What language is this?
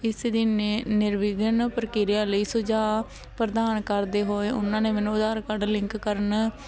Punjabi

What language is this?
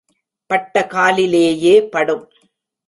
Tamil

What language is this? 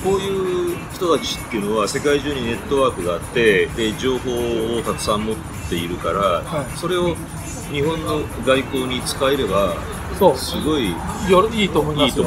Japanese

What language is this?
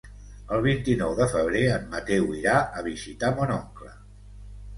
Catalan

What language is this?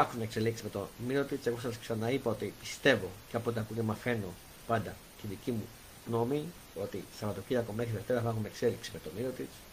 Greek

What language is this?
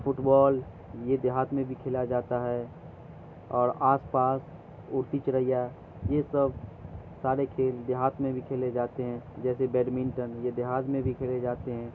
Urdu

